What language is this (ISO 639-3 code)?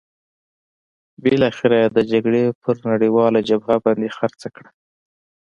pus